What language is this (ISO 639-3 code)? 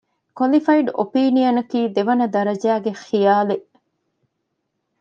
div